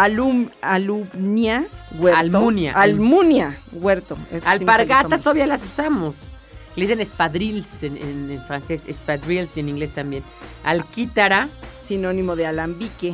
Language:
Spanish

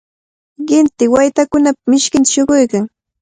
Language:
Cajatambo North Lima Quechua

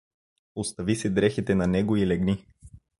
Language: Bulgarian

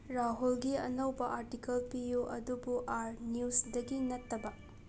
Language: Manipuri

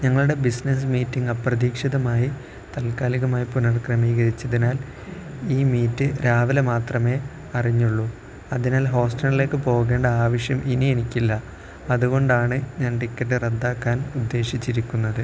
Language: Malayalam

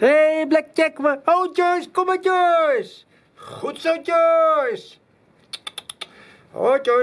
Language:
Dutch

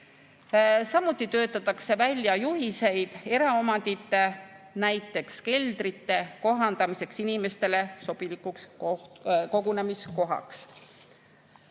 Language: Estonian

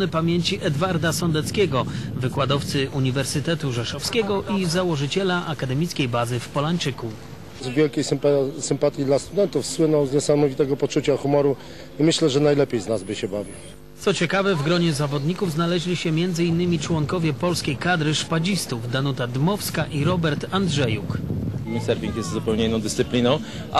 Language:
Polish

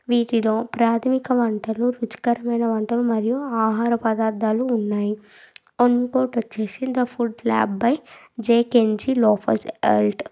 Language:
Telugu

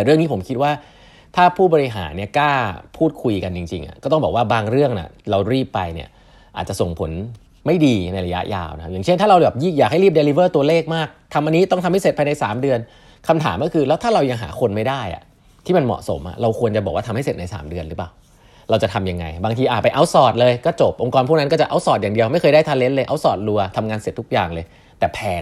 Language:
Thai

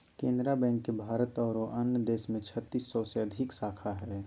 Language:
Magahi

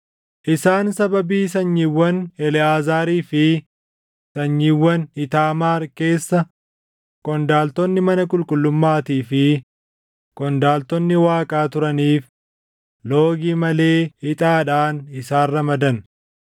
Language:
Oromo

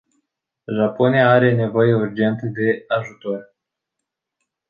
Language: Romanian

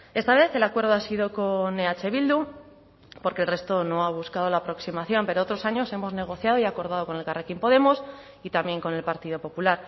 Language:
Spanish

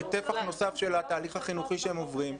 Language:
Hebrew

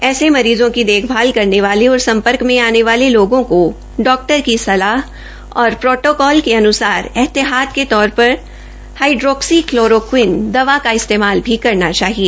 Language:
Hindi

